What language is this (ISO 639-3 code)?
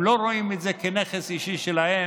heb